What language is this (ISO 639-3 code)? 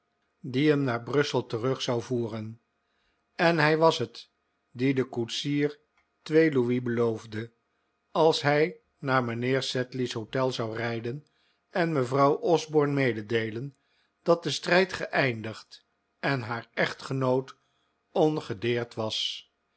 nld